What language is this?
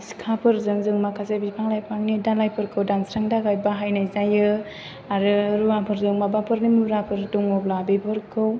Bodo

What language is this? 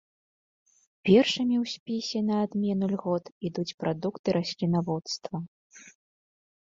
Belarusian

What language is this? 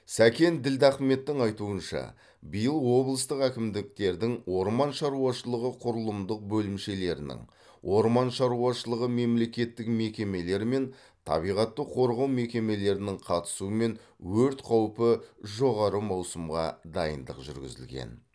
Kazakh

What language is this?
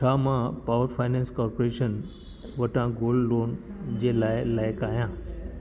Sindhi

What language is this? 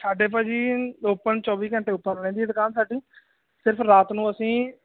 Punjabi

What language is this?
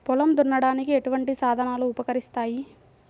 Telugu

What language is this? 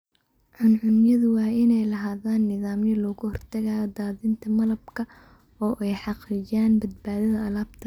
Somali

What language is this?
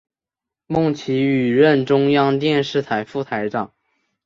Chinese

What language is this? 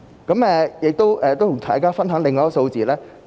Cantonese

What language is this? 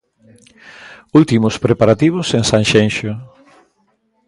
Galician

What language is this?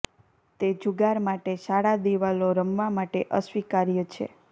Gujarati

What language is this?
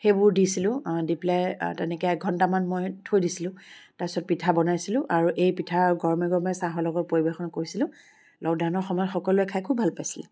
Assamese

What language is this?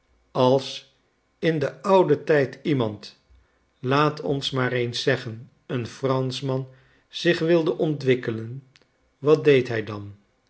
Dutch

